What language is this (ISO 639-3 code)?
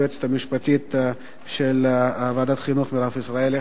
heb